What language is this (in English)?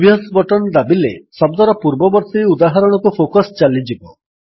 Odia